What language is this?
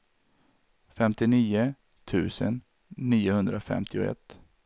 Swedish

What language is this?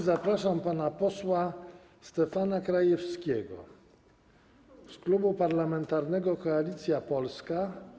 Polish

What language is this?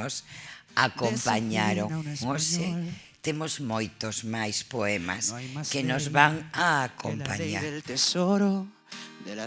Spanish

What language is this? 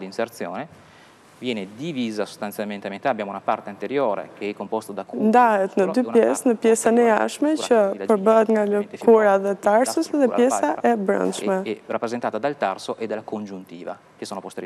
Italian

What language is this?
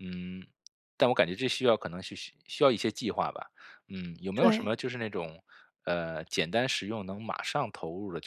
Chinese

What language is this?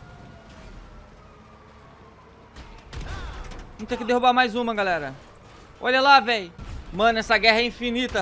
Portuguese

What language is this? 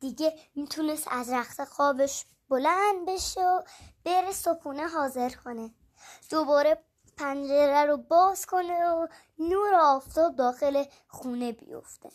Persian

